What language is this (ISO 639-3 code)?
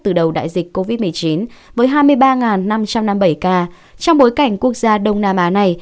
vie